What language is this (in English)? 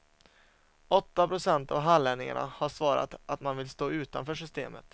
Swedish